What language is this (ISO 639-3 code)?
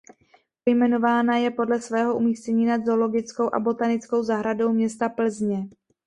ces